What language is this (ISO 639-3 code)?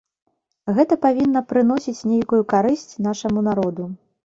bel